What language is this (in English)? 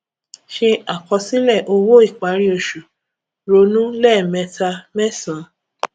Yoruba